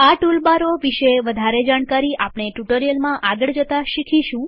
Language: Gujarati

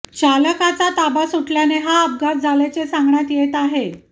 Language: Marathi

